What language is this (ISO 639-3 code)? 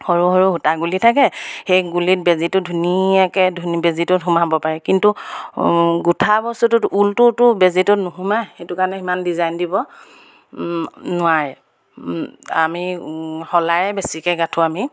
asm